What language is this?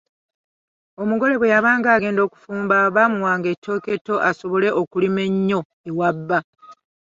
Ganda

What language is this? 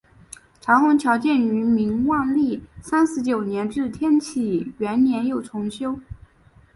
Chinese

